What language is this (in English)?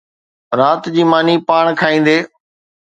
Sindhi